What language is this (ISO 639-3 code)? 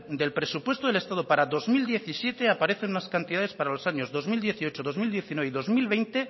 spa